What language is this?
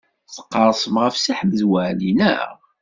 Kabyle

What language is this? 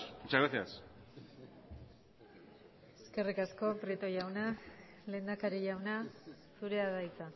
Basque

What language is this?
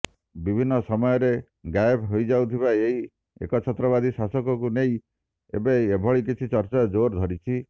Odia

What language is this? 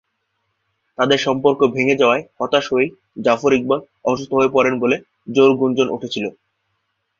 Bangla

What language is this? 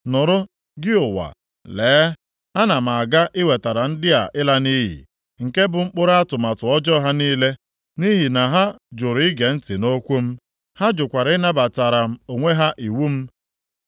Igbo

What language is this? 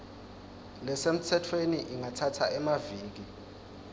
Swati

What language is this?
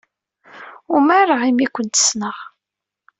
Kabyle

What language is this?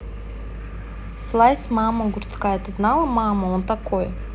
Russian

